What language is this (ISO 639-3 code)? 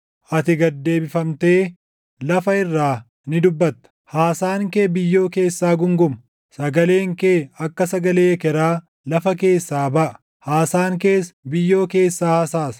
orm